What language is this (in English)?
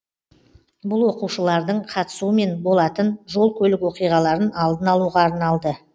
Kazakh